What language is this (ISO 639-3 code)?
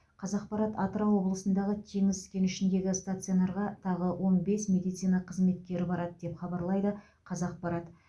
kaz